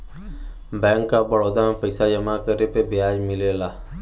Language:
Bhojpuri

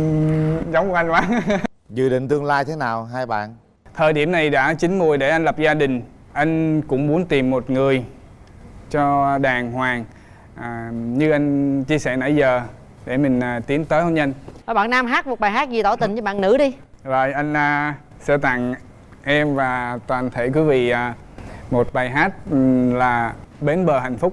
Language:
Vietnamese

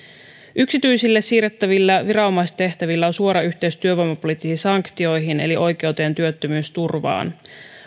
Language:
Finnish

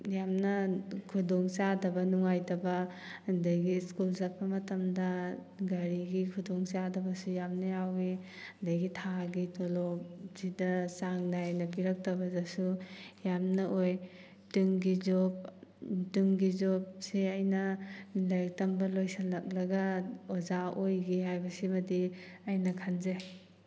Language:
Manipuri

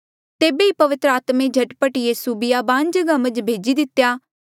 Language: Mandeali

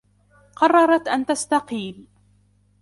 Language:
Arabic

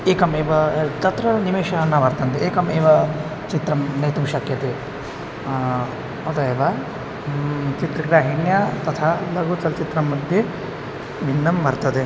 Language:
Sanskrit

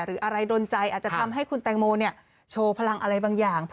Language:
Thai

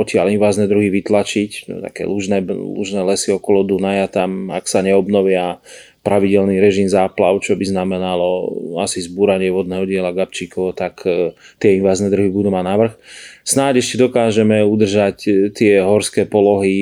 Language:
Slovak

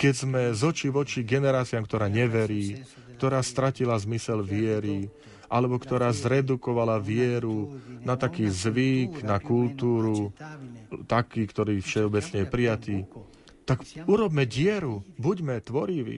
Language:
Slovak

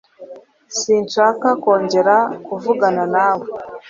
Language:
Kinyarwanda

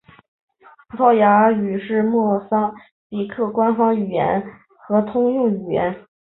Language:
Chinese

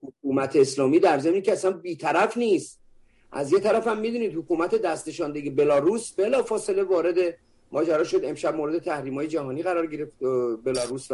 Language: Persian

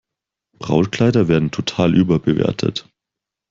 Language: German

